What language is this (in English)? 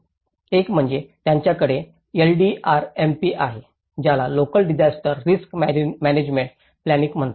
Marathi